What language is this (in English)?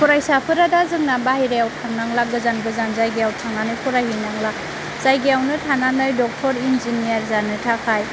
Bodo